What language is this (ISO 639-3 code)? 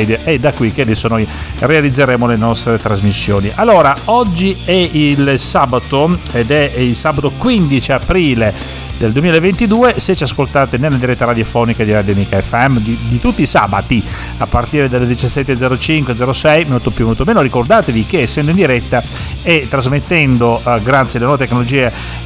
ita